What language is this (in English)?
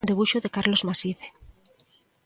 Galician